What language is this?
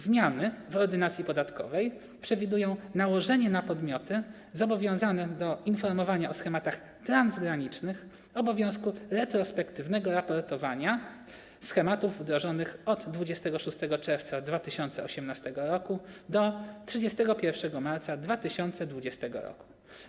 Polish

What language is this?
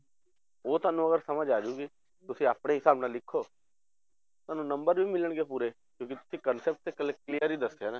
Punjabi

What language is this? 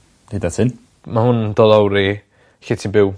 Welsh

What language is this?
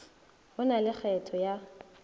Northern Sotho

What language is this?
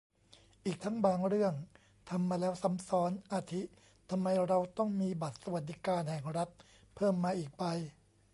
Thai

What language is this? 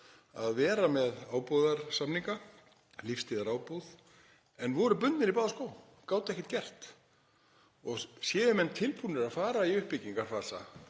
Icelandic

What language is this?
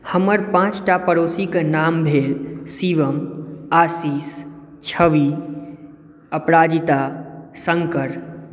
Maithili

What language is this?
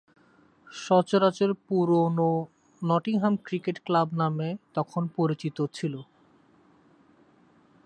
Bangla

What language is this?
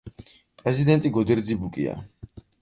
Georgian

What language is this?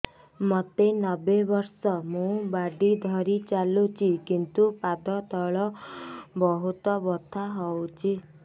Odia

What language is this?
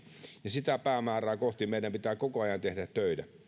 Finnish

